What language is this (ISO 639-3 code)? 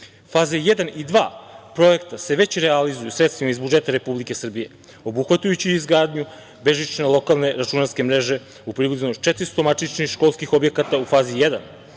srp